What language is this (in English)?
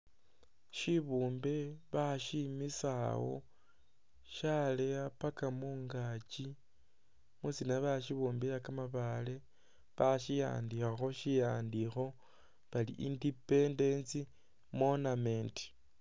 Masaaba